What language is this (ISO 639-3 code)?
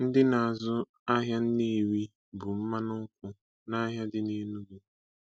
ibo